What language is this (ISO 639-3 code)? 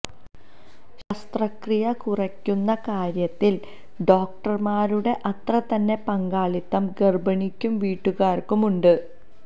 mal